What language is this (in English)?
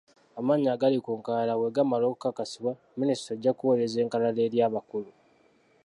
Ganda